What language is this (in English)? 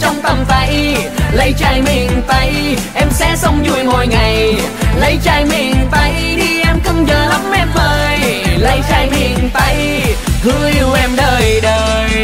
Vietnamese